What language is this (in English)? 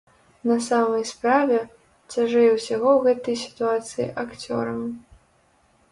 Belarusian